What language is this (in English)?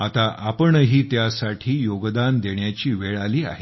Marathi